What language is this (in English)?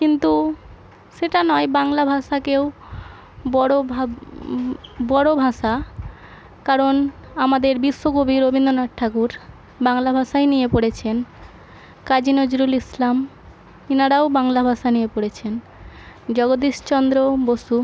Bangla